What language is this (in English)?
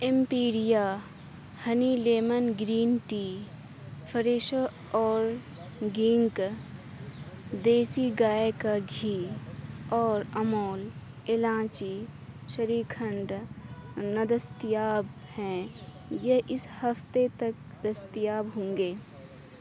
Urdu